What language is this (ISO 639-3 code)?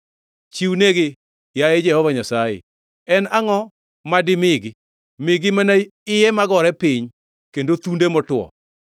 luo